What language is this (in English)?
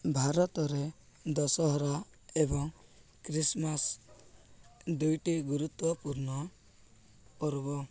Odia